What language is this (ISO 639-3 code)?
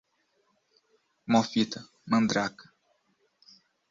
por